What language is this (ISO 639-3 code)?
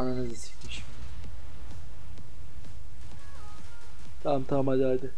tur